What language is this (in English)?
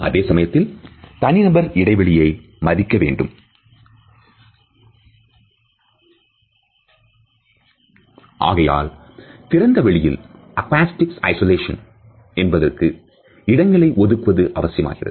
Tamil